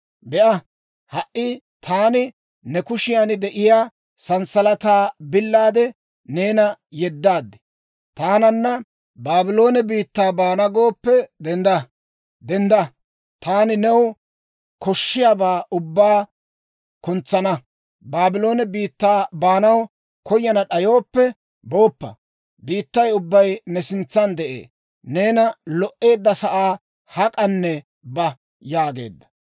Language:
Dawro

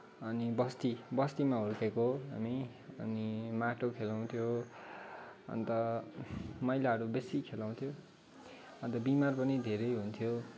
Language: Nepali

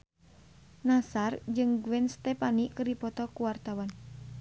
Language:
Sundanese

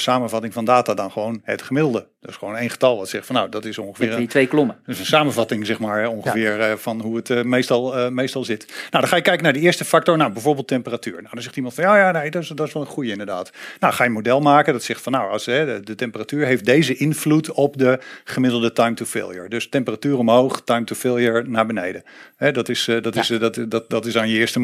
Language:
Dutch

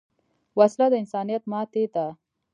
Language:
Pashto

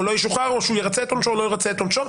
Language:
Hebrew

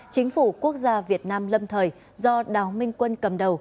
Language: Vietnamese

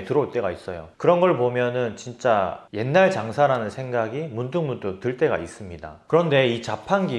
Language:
Korean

